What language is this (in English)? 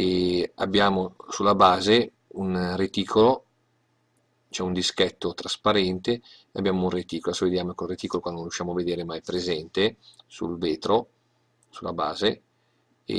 Italian